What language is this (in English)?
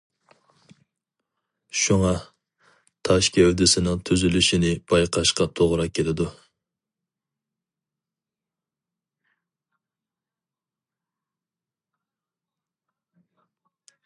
Uyghur